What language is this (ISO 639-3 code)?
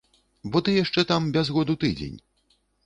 bel